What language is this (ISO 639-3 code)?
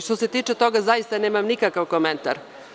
srp